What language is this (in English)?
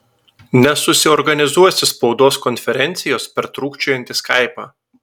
Lithuanian